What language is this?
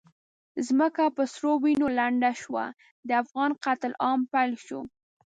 Pashto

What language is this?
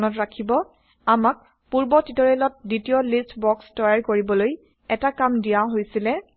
Assamese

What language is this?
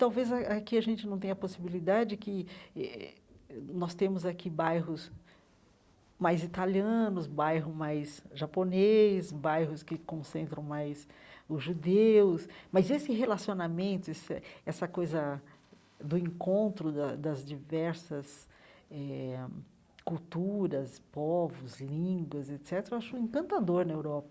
Portuguese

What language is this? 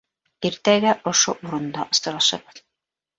Bashkir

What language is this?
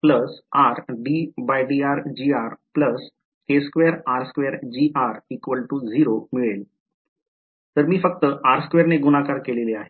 Marathi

